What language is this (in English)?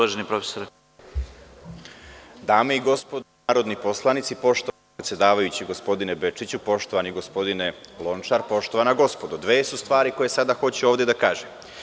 Serbian